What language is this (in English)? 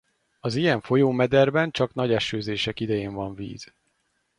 Hungarian